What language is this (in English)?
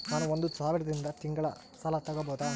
Kannada